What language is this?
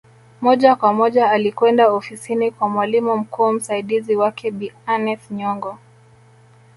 Swahili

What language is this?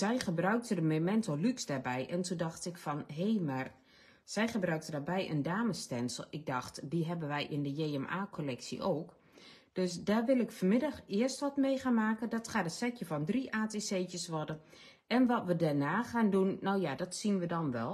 Dutch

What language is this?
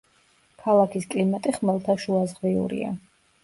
Georgian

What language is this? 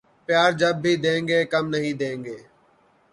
Urdu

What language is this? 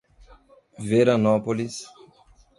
Portuguese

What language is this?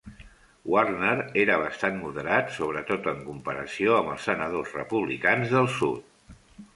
Catalan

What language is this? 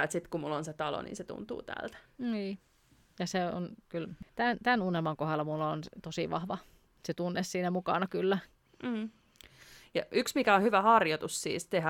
Finnish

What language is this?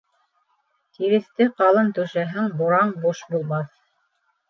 Bashkir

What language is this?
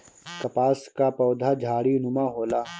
Bhojpuri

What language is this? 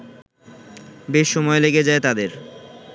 Bangla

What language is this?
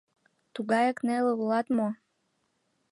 Mari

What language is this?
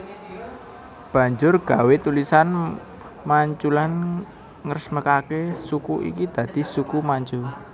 Javanese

